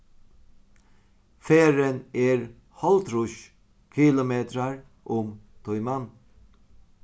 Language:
Faroese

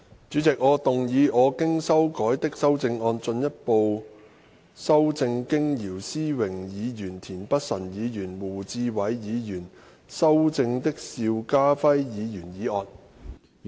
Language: Cantonese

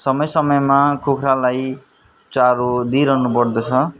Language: Nepali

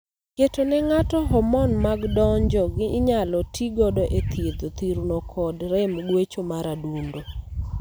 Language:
Luo (Kenya and Tanzania)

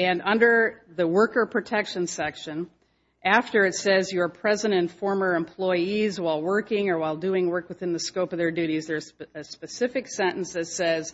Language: English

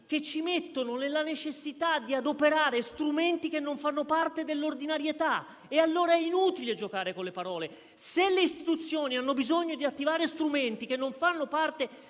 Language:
Italian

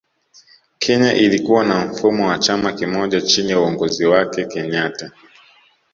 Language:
Swahili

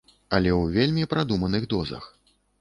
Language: Belarusian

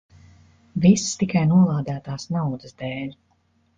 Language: Latvian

